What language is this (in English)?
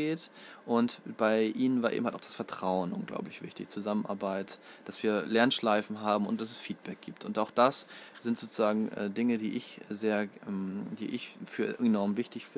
German